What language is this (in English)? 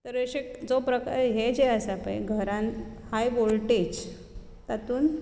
Konkani